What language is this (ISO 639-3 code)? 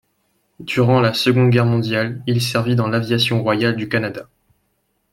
fra